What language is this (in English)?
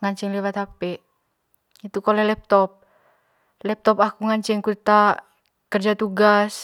Manggarai